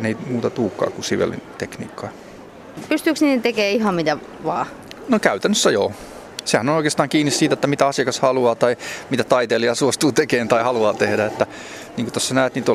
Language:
Finnish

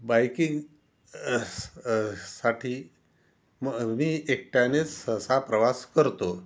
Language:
Marathi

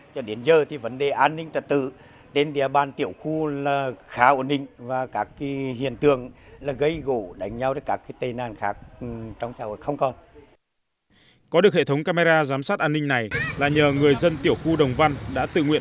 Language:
Vietnamese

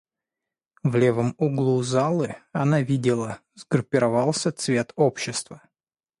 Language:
Russian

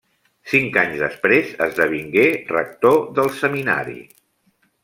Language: Catalan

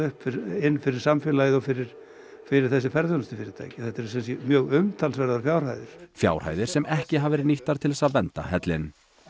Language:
Icelandic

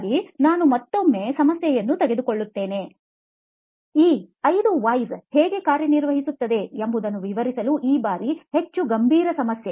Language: Kannada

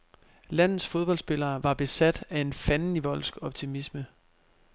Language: Danish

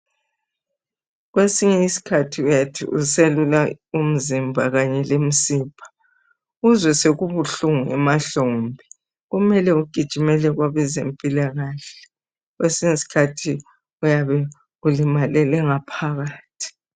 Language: North Ndebele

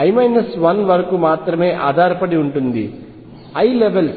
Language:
Telugu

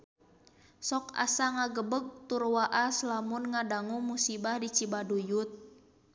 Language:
Sundanese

